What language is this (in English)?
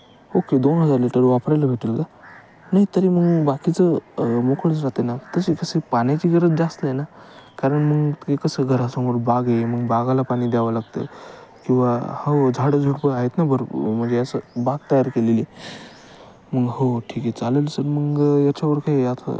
Marathi